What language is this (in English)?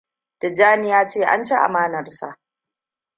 Hausa